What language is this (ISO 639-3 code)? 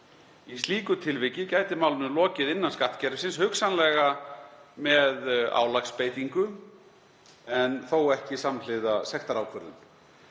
isl